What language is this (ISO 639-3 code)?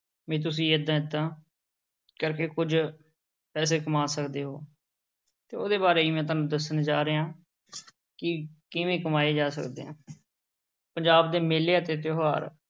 pan